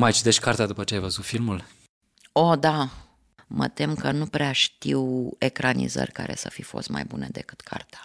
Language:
Romanian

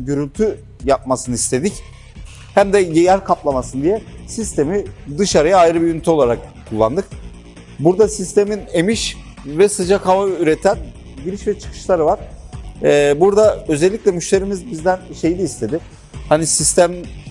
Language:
Turkish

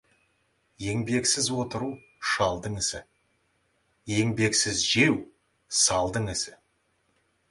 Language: Kazakh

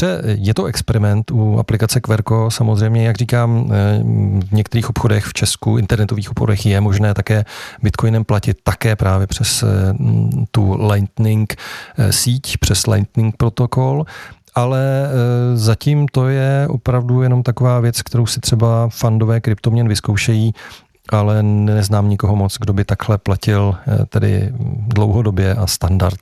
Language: Czech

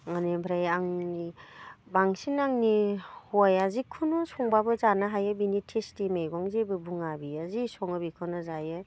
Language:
Bodo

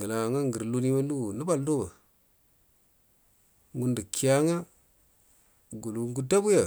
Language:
Buduma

